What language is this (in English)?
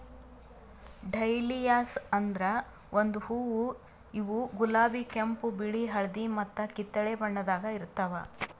Kannada